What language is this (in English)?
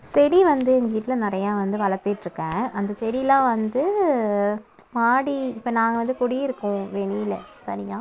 Tamil